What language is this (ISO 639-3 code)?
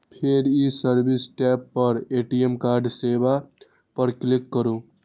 mai